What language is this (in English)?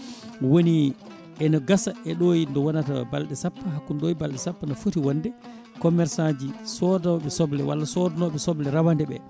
Fula